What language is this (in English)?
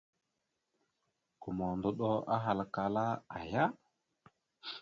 Mada (Cameroon)